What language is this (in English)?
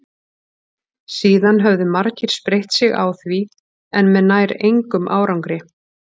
Icelandic